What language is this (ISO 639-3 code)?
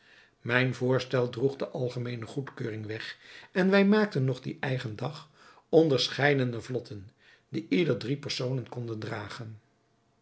nld